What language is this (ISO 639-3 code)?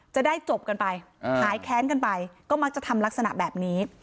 tha